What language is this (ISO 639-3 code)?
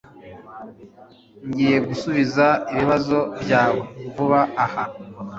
kin